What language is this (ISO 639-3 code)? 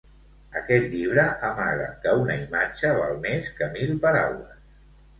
cat